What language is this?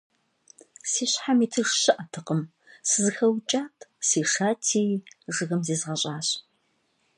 Kabardian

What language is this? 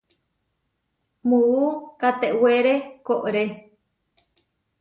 Huarijio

